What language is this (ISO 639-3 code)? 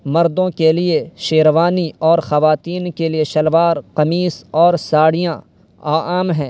urd